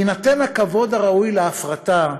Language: Hebrew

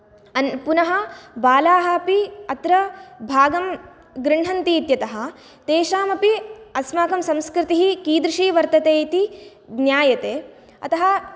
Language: Sanskrit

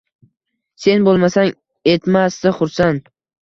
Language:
Uzbek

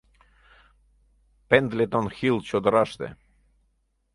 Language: Mari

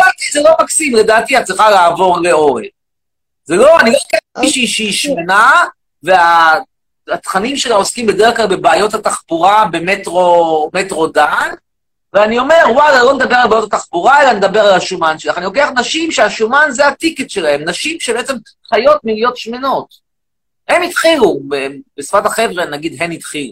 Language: Hebrew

